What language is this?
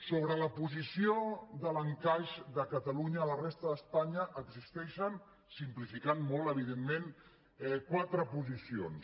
Catalan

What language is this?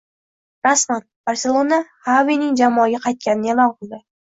Uzbek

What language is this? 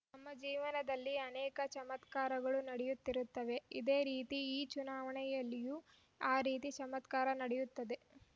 Kannada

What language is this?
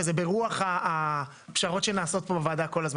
Hebrew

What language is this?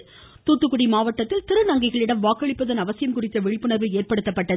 Tamil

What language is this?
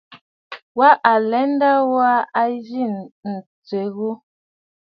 Bafut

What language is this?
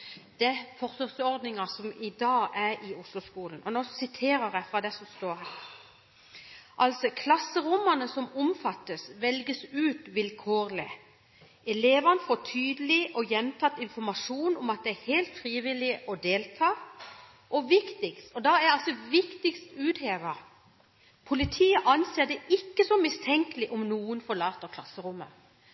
Norwegian Bokmål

